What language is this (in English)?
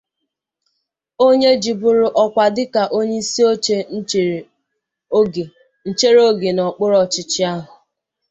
Igbo